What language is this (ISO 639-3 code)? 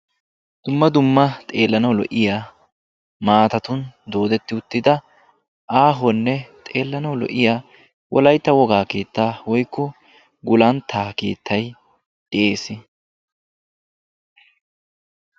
wal